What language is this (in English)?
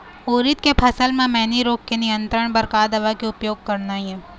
Chhattisgarhi